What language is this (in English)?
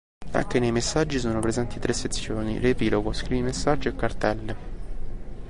Italian